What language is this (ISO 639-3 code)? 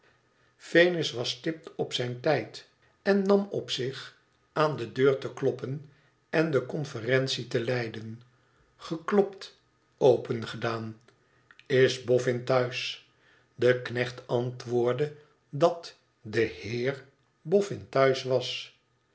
nld